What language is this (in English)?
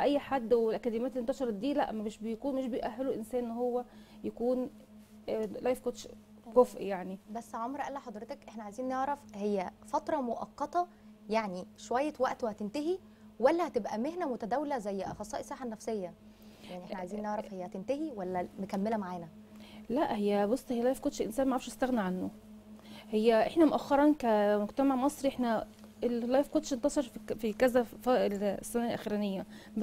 Arabic